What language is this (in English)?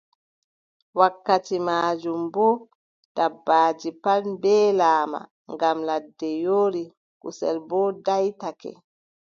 Adamawa Fulfulde